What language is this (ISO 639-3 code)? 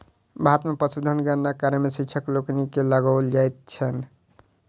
mai